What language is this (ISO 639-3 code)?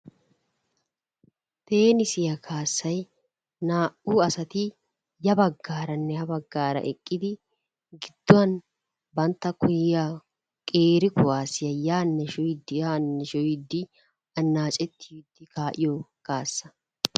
wal